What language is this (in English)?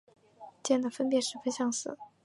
Chinese